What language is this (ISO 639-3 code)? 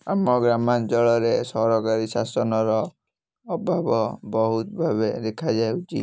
ori